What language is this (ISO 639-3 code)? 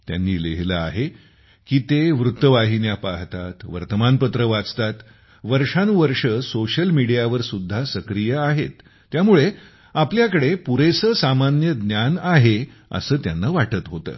mar